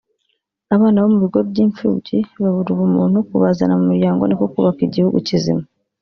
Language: Kinyarwanda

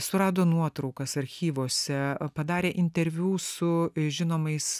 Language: Lithuanian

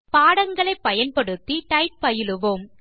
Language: Tamil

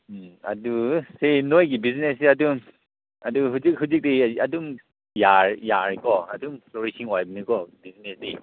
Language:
Manipuri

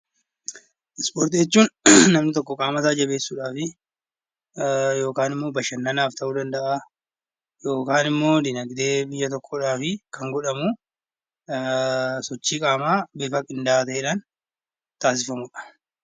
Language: Oromo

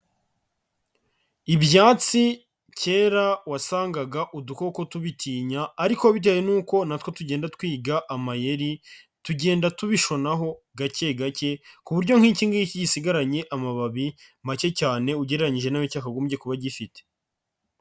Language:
Kinyarwanda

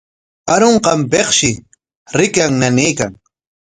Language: Corongo Ancash Quechua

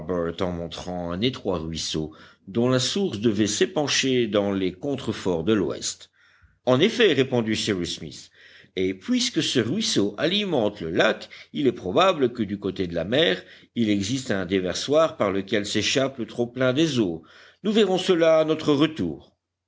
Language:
French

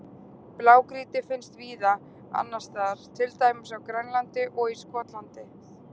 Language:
Icelandic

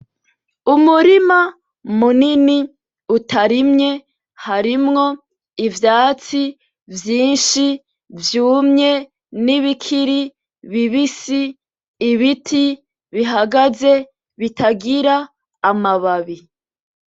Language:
Rundi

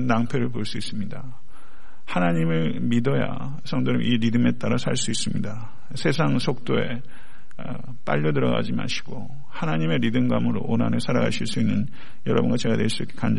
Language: Korean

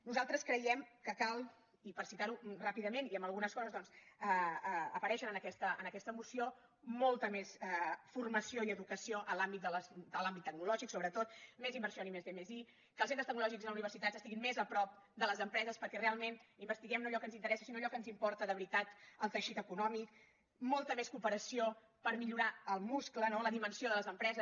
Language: Catalan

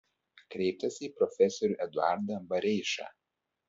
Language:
Lithuanian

